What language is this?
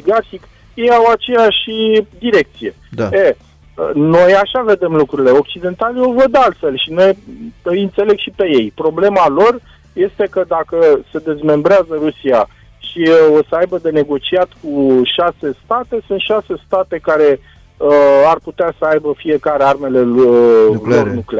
Romanian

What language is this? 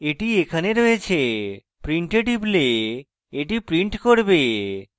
Bangla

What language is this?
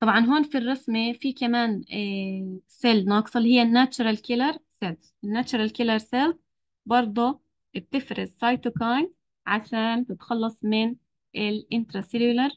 Arabic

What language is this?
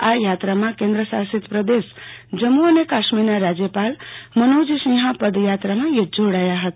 Gujarati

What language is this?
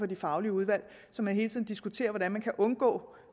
Danish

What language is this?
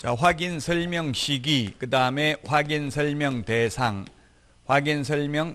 Korean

